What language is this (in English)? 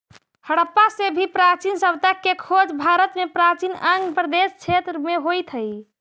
Magahi